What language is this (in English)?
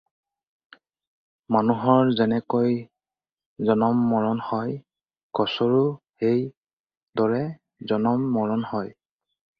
Assamese